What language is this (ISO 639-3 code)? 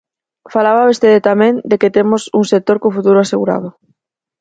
glg